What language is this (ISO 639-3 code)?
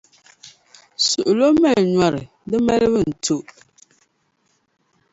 dag